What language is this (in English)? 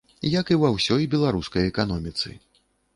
Belarusian